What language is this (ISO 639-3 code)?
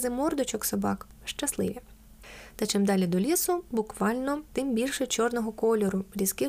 ukr